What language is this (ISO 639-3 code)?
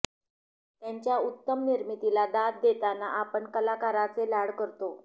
mar